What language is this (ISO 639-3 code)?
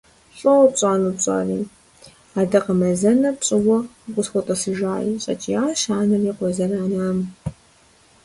kbd